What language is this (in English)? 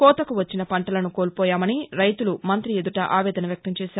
Telugu